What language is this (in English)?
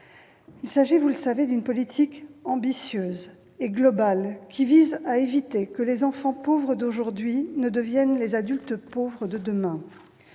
French